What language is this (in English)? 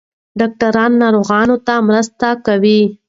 Pashto